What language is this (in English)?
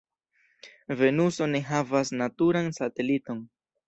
Esperanto